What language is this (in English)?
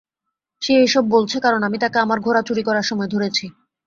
Bangla